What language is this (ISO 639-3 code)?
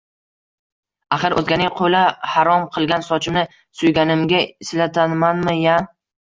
uzb